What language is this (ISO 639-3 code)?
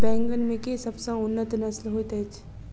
mai